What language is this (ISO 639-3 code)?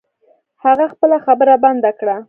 pus